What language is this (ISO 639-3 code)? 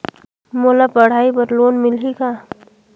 hne